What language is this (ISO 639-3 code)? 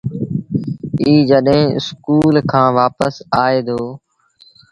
sbn